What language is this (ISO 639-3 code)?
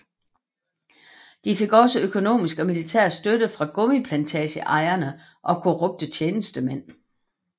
dan